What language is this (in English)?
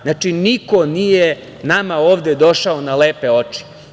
Serbian